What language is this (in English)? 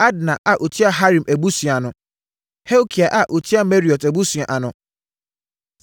Akan